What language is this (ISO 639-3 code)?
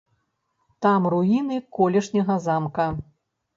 bel